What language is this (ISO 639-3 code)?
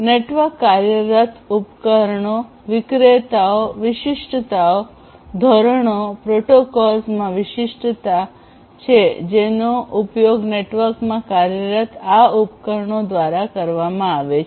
guj